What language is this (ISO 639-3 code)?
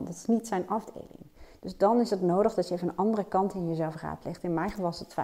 nld